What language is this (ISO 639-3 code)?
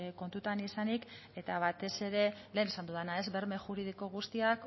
eus